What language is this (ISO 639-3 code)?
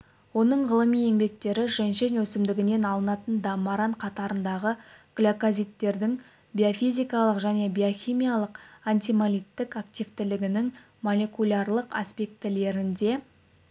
kaz